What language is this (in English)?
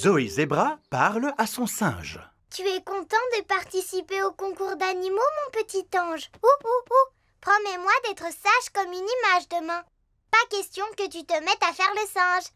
French